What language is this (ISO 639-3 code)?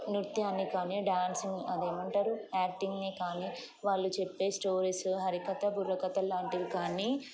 tel